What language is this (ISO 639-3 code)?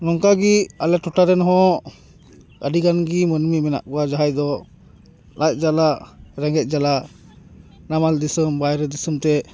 sat